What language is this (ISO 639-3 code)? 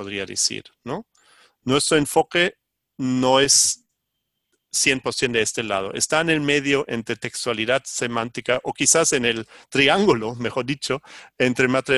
spa